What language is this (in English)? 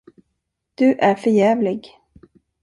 Swedish